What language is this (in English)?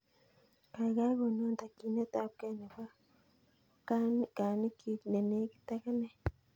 Kalenjin